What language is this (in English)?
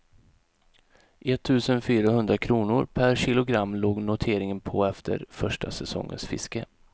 Swedish